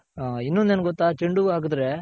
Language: Kannada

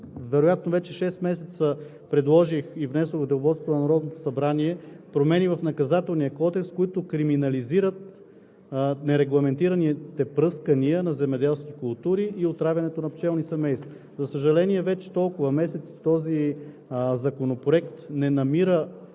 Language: Bulgarian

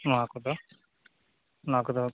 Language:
Santali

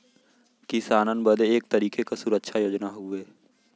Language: Bhojpuri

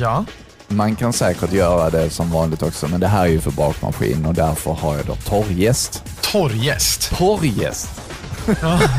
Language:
Swedish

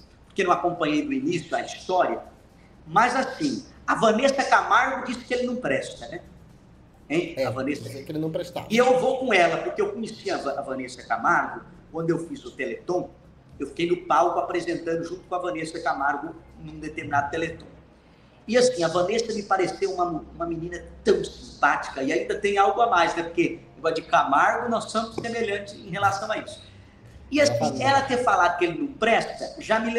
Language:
Portuguese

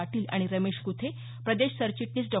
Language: Marathi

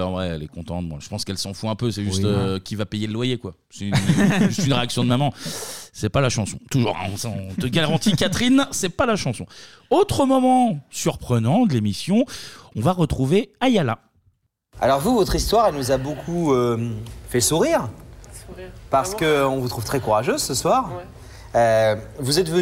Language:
French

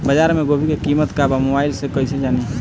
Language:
Bhojpuri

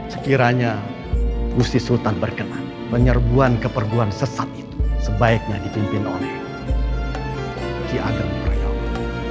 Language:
Indonesian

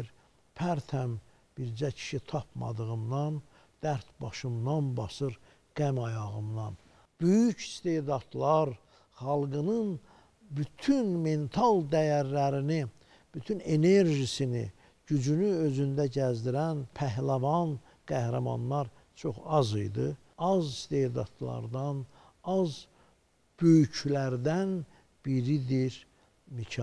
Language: Turkish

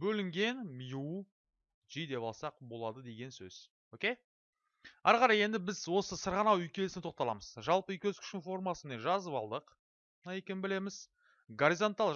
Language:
Turkish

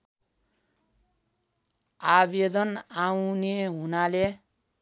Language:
Nepali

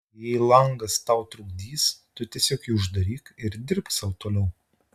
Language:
Lithuanian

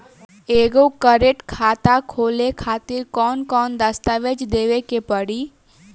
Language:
Bhojpuri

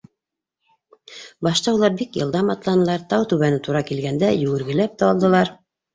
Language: Bashkir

